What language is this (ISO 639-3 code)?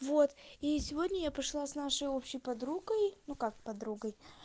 rus